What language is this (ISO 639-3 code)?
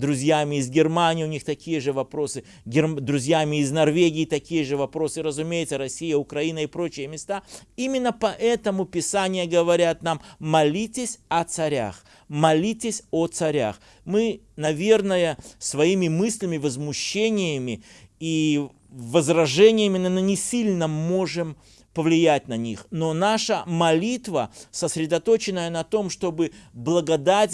rus